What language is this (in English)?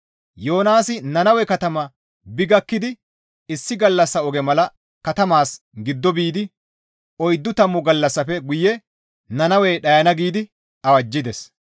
Gamo